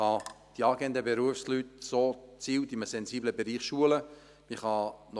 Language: Swiss German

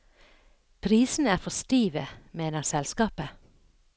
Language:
Norwegian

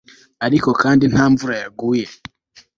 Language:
Kinyarwanda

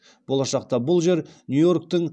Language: Kazakh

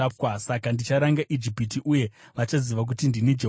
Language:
Shona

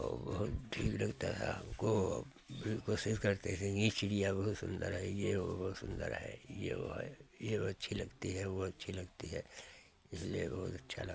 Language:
Hindi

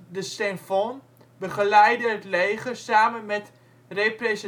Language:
Dutch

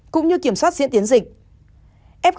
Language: Vietnamese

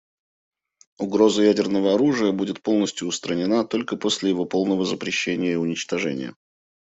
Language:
Russian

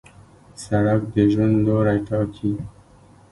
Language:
Pashto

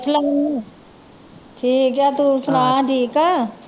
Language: Punjabi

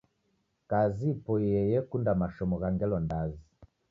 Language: Taita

